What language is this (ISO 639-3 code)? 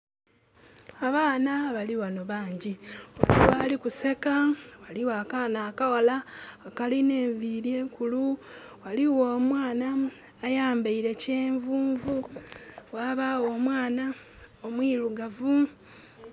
xog